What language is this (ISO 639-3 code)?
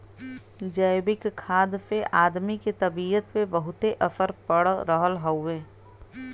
bho